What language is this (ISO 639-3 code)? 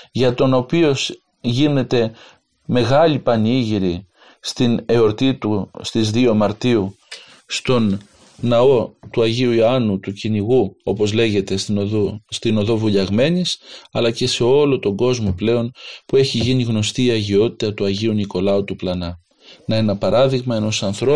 ell